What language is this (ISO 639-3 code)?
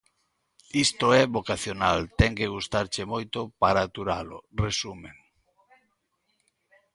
glg